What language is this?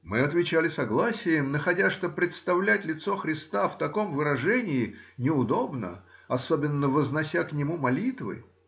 Russian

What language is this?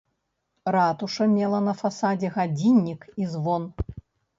Belarusian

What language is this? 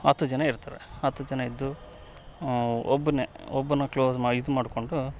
Kannada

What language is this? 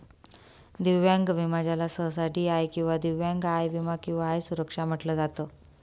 Marathi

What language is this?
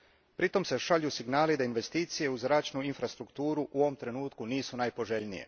Croatian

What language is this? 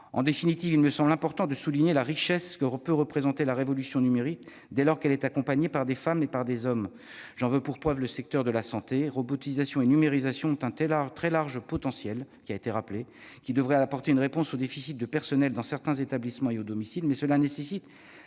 French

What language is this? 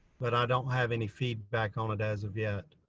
English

